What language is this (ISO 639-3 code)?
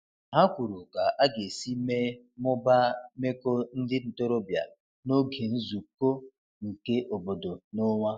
ibo